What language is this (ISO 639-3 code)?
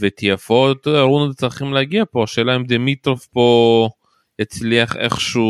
heb